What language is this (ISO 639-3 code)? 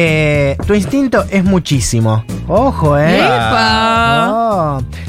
spa